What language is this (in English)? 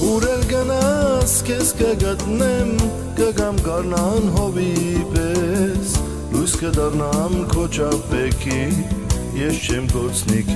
Turkish